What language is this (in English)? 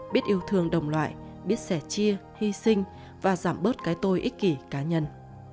Vietnamese